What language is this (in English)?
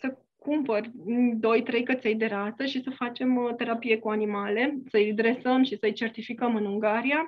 Romanian